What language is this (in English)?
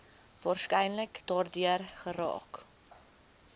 Afrikaans